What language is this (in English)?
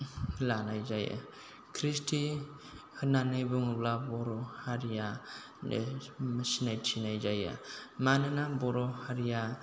Bodo